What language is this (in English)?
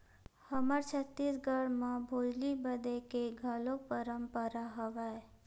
Chhattisgarhi